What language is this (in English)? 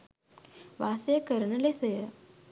Sinhala